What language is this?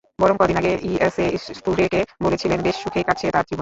Bangla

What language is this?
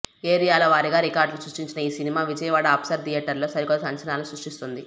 Telugu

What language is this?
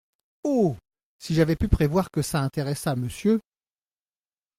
French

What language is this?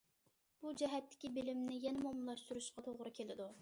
Uyghur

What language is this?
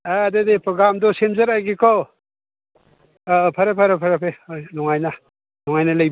Manipuri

